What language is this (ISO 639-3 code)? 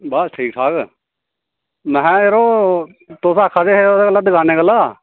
doi